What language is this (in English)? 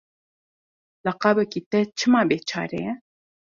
Kurdish